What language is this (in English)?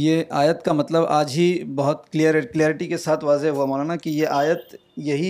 Urdu